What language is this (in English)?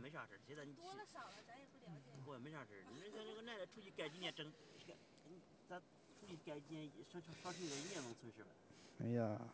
Chinese